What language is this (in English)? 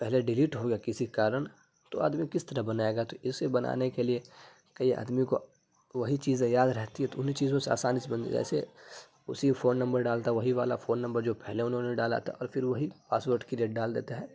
Urdu